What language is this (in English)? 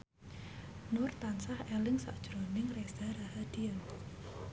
Javanese